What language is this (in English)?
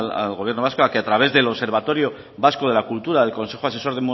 Spanish